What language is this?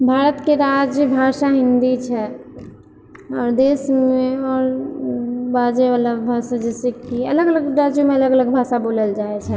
Maithili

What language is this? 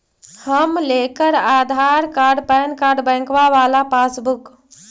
Magahi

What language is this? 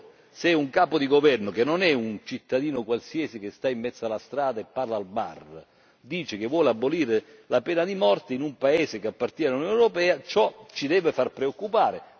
Italian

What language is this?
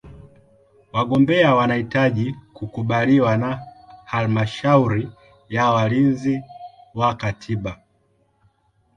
Swahili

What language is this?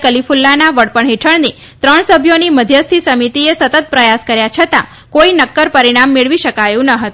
Gujarati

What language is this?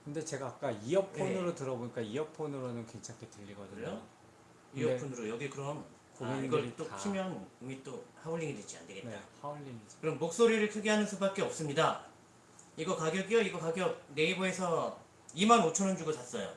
Korean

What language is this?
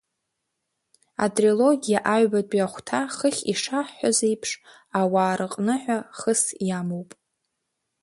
Abkhazian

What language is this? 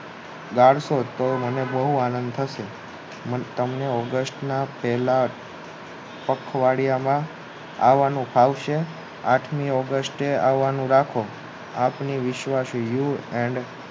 Gujarati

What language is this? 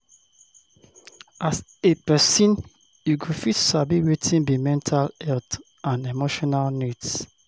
Nigerian Pidgin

